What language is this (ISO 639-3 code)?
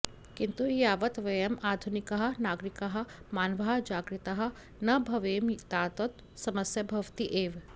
san